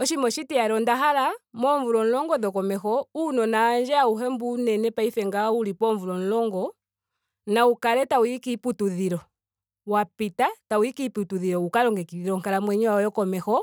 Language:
Ndonga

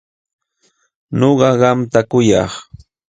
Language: Jauja Wanca Quechua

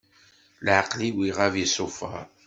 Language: Kabyle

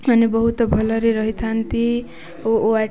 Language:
Odia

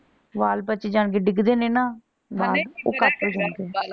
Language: Punjabi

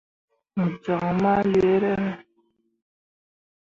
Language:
Mundang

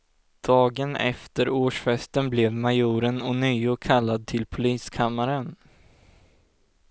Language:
Swedish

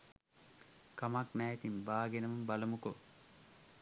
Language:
Sinhala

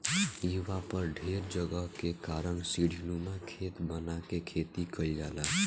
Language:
Bhojpuri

